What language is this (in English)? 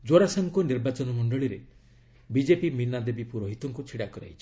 Odia